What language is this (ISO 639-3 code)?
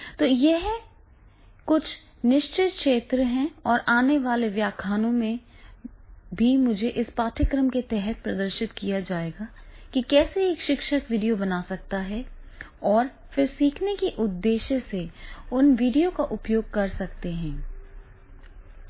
hin